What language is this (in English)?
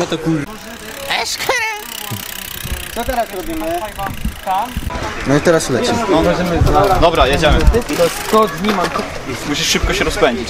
Polish